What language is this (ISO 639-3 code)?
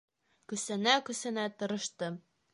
bak